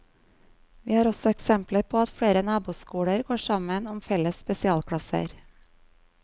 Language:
Norwegian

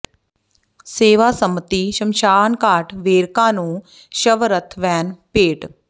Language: Punjabi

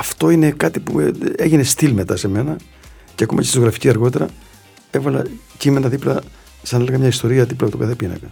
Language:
Greek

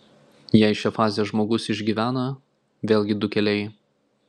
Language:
Lithuanian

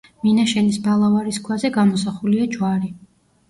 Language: Georgian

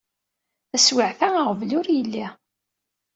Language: Kabyle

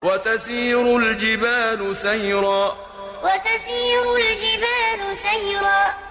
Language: Arabic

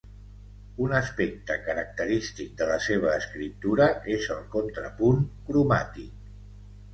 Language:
Catalan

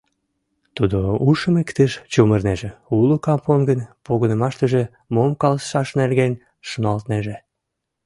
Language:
Mari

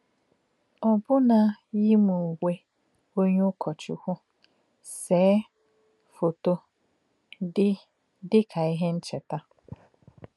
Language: Igbo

